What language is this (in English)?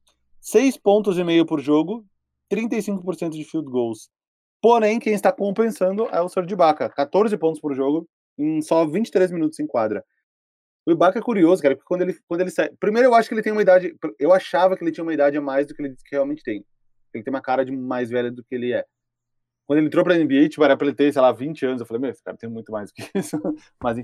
Portuguese